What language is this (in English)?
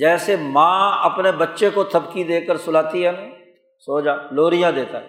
Urdu